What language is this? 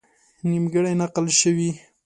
Pashto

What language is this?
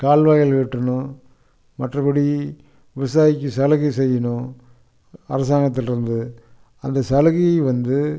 Tamil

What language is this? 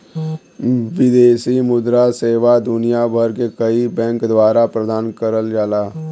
Bhojpuri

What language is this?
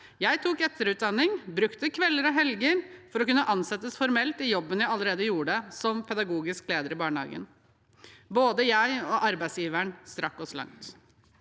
Norwegian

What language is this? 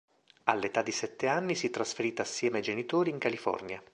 Italian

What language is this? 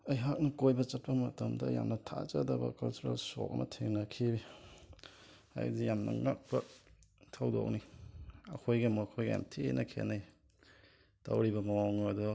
Manipuri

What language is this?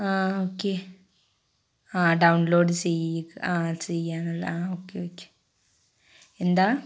Malayalam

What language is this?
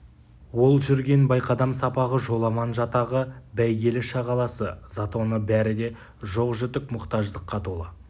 Kazakh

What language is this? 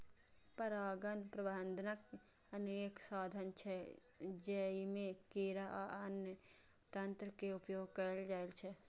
Maithili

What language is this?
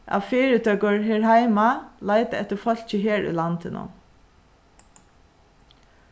Faroese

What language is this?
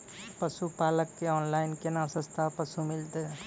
Maithili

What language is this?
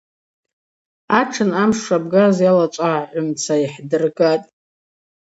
Abaza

